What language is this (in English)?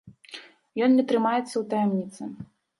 Belarusian